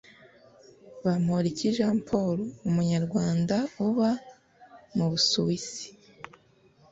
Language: Kinyarwanda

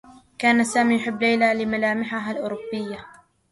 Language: Arabic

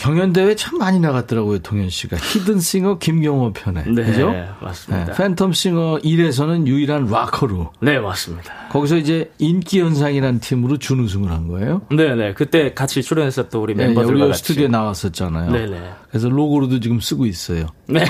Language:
Korean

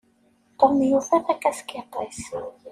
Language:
Kabyle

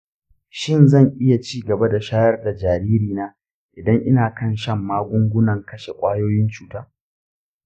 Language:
Hausa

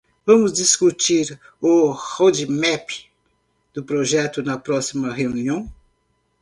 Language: Portuguese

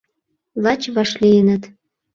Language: Mari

